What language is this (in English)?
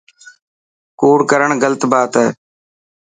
Dhatki